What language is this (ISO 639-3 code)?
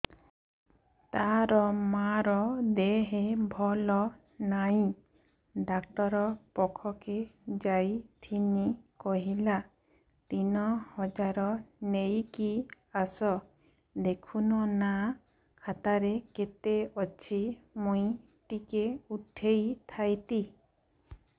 ori